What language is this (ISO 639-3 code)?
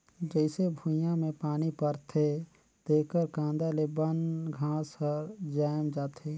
hne